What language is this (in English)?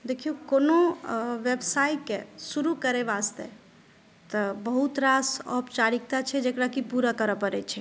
Maithili